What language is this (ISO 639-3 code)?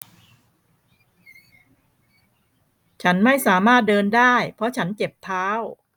tha